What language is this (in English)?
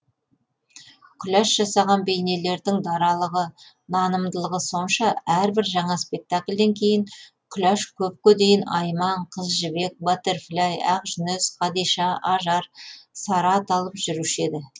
Kazakh